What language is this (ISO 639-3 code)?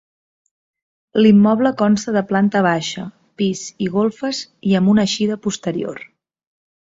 cat